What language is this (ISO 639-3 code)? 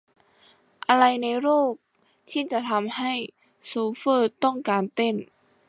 tha